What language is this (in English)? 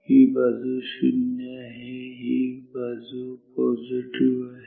Marathi